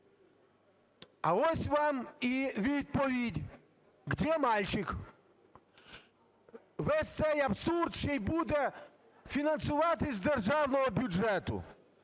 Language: Ukrainian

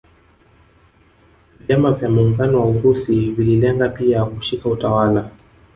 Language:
Swahili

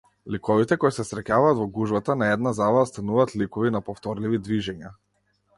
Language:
Macedonian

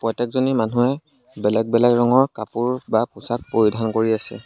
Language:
Assamese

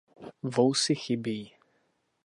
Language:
Czech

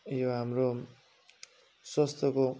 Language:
Nepali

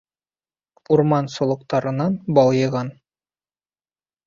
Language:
Bashkir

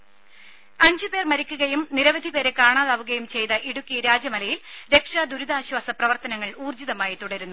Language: Malayalam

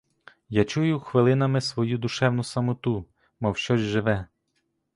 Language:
Ukrainian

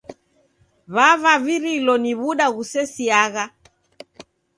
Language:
Taita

